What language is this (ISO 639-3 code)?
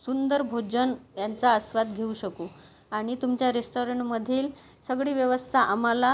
mar